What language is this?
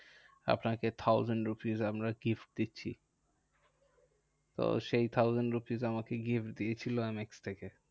Bangla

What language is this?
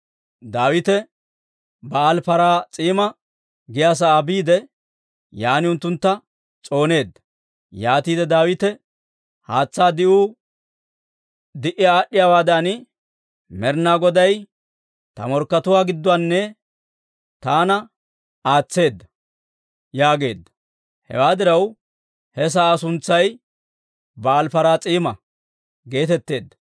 Dawro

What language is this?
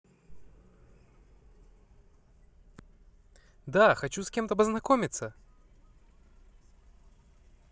Russian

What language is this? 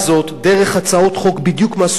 Hebrew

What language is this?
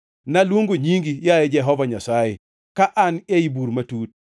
Luo (Kenya and Tanzania)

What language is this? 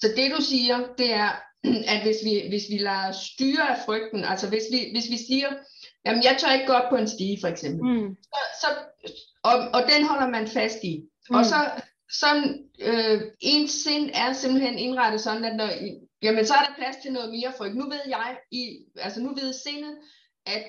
Danish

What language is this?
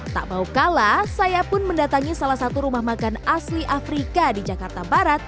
Indonesian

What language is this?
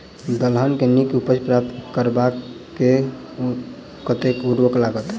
Maithili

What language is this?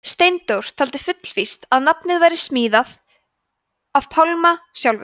Icelandic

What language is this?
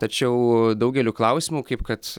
Lithuanian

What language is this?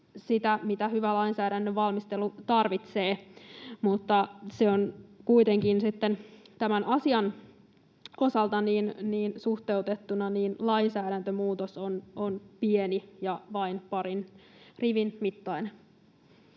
Finnish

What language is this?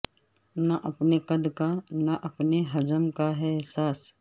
Urdu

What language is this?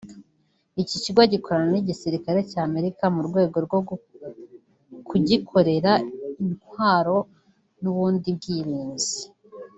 Kinyarwanda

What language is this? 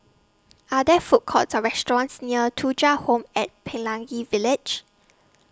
English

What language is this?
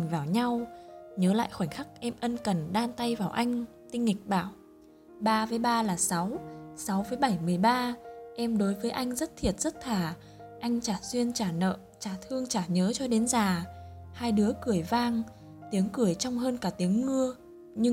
Vietnamese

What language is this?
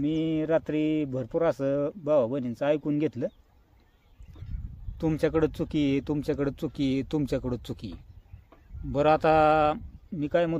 Romanian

